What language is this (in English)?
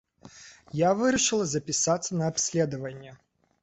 Belarusian